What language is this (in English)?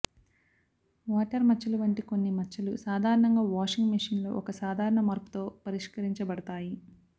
Telugu